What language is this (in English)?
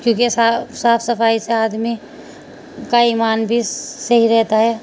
Urdu